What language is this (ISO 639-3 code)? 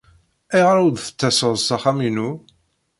kab